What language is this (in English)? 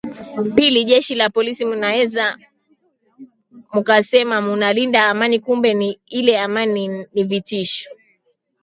Swahili